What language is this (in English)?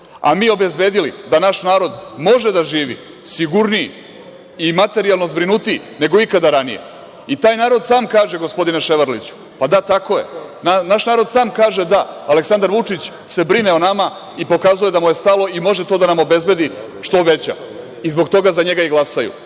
Serbian